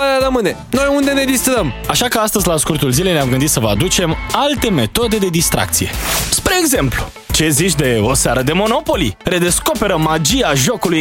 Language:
Romanian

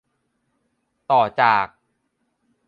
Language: Thai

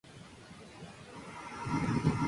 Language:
Spanish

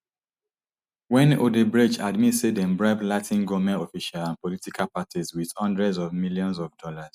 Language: Nigerian Pidgin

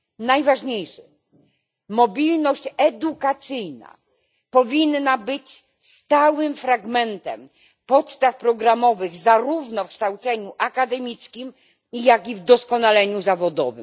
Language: Polish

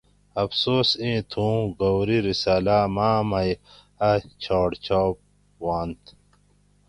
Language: Gawri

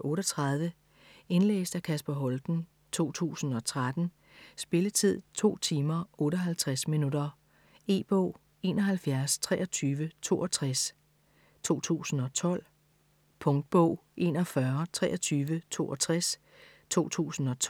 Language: Danish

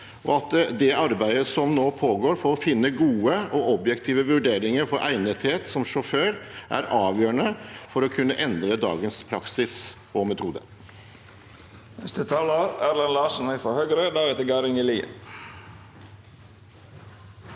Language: Norwegian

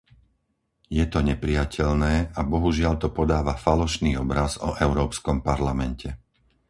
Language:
Slovak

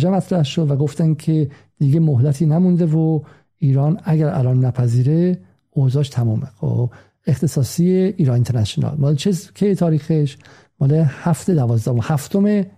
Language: Persian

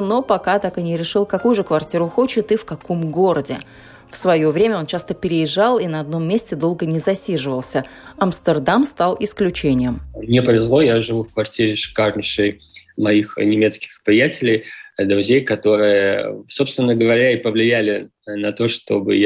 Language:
Russian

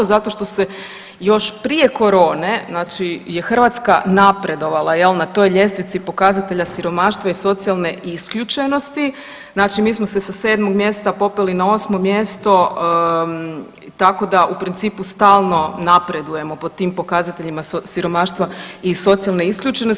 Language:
Croatian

